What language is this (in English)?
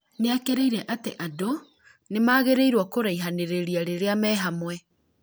Kikuyu